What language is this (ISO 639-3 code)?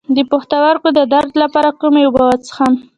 pus